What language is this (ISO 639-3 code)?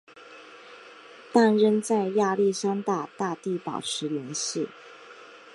zho